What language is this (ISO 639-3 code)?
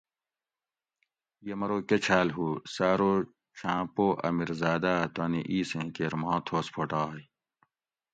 gwc